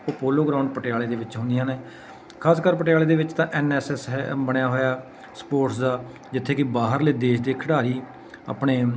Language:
Punjabi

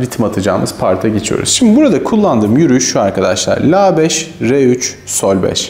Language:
Turkish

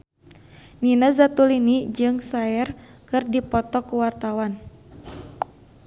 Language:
Sundanese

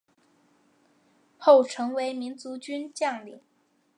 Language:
Chinese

